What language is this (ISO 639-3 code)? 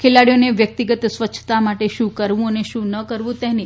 guj